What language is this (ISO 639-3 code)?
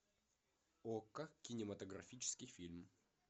rus